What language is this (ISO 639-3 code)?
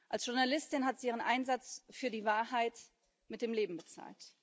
deu